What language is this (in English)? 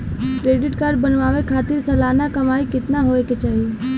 Bhojpuri